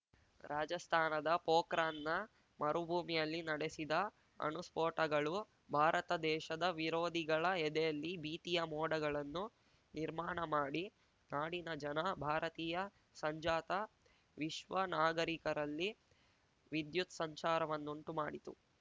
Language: Kannada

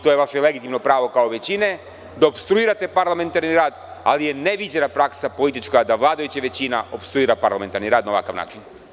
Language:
Serbian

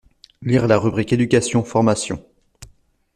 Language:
French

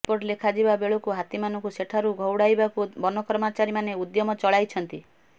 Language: Odia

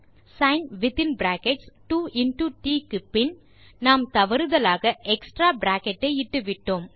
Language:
Tamil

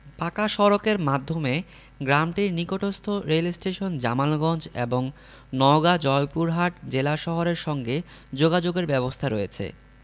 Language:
Bangla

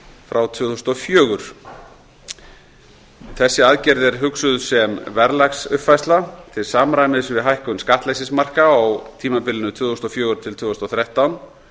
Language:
Icelandic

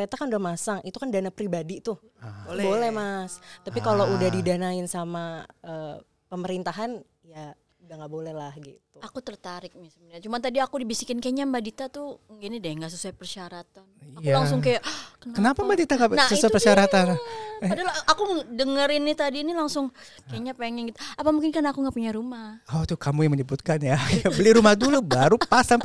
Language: Indonesian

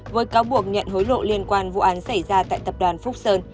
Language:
Vietnamese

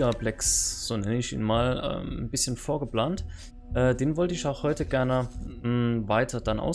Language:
German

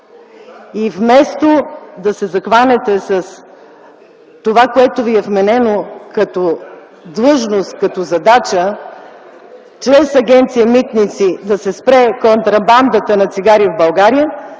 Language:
Bulgarian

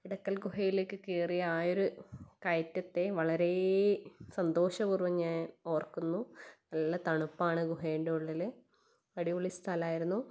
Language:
Malayalam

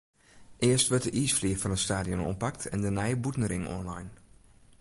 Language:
Western Frisian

